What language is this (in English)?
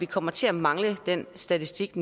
Danish